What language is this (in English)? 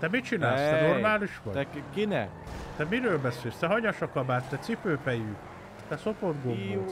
Hungarian